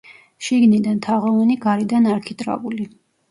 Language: Georgian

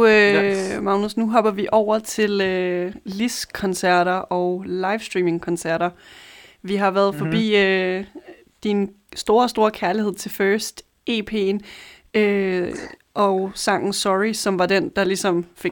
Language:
Danish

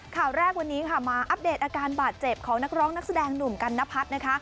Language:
Thai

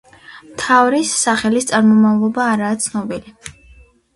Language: Georgian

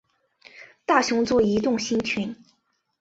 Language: Chinese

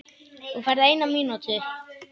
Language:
Icelandic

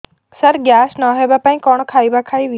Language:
Odia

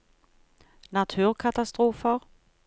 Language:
Norwegian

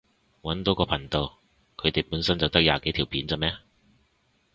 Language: Cantonese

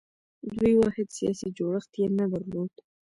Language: Pashto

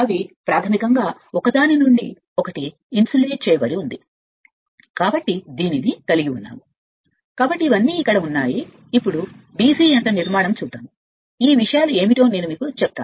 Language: Telugu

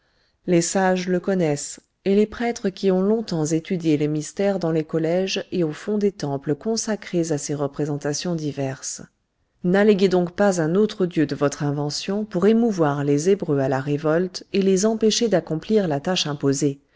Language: French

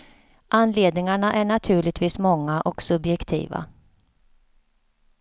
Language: Swedish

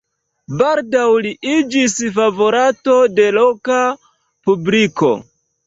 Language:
Esperanto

